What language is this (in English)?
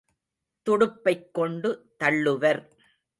Tamil